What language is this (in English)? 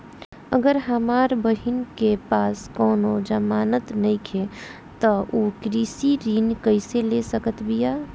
Bhojpuri